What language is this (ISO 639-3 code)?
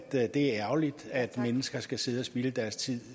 dan